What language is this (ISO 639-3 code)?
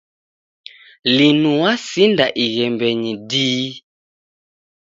dav